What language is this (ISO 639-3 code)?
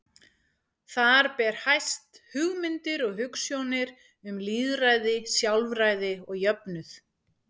isl